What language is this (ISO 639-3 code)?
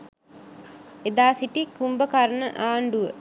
sin